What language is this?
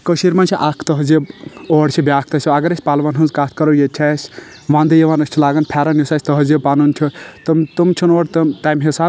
Kashmiri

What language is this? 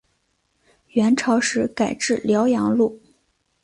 Chinese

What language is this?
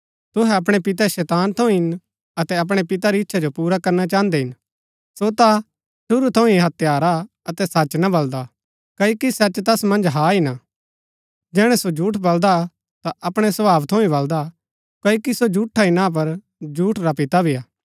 Gaddi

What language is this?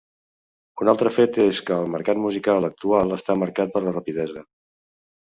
Catalan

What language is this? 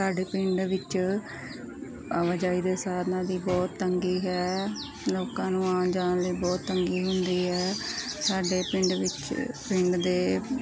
Punjabi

